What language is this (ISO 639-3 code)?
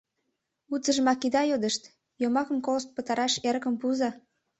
chm